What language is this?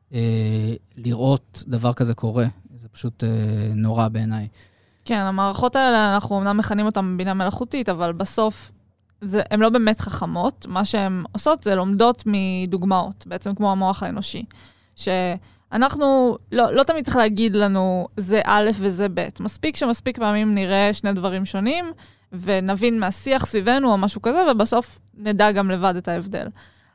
Hebrew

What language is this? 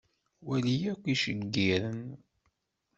Kabyle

